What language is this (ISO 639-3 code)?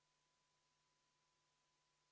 est